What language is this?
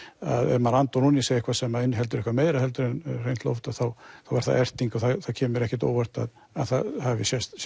Icelandic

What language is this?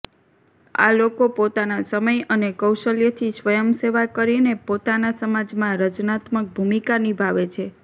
Gujarati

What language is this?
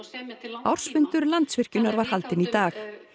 Icelandic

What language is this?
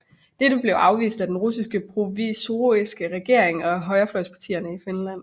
Danish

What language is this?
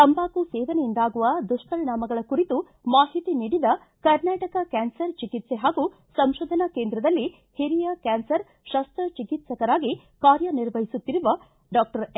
Kannada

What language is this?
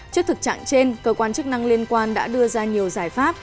Vietnamese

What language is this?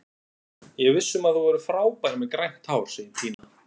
Icelandic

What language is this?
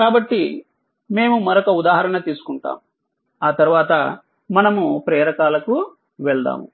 Telugu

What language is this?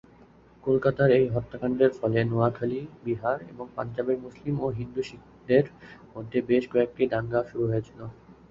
Bangla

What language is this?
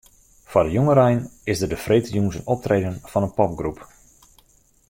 Western Frisian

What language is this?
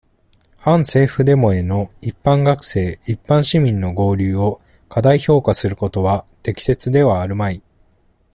Japanese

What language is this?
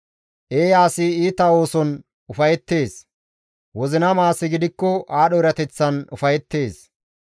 Gamo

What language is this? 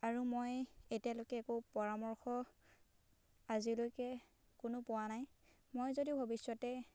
Assamese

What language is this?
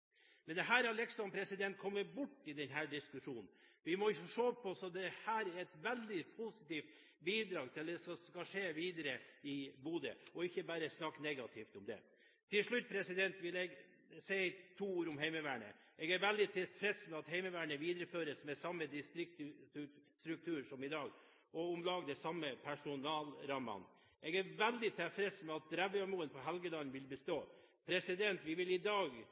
Norwegian Bokmål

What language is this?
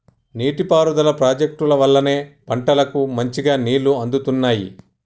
Telugu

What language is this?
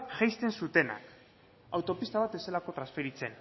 Basque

